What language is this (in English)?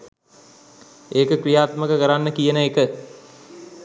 Sinhala